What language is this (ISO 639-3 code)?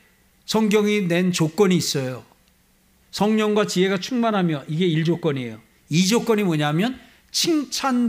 kor